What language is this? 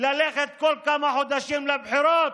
Hebrew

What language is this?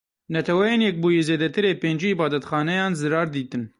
Kurdish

